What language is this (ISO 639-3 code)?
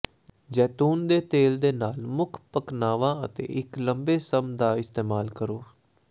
pan